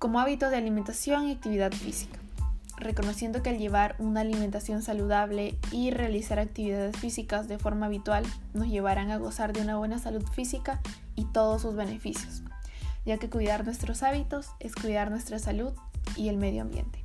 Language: Spanish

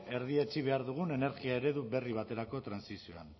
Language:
Basque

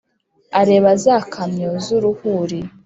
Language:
Kinyarwanda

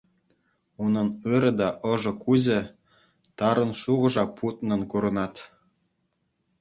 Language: Chuvash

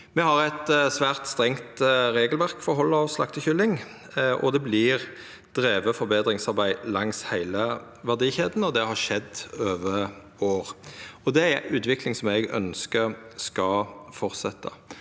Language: Norwegian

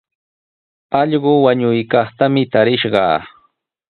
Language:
Sihuas Ancash Quechua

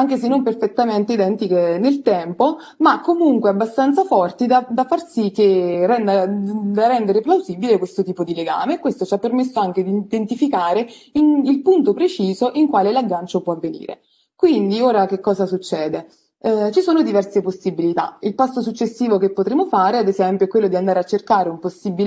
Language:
Italian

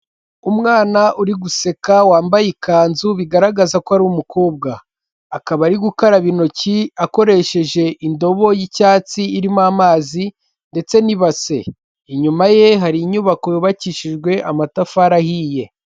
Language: Kinyarwanda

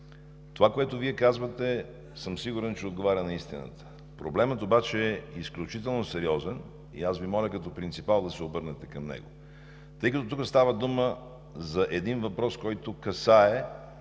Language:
Bulgarian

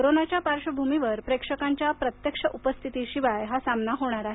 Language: Marathi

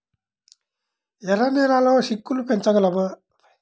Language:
Telugu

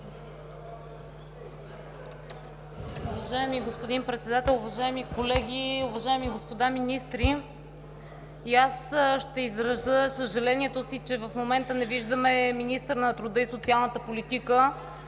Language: Bulgarian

